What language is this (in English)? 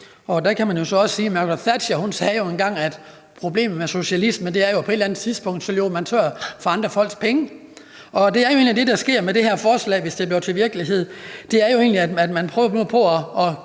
Danish